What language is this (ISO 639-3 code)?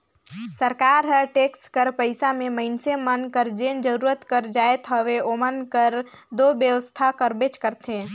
hne